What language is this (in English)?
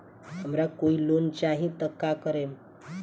Bhojpuri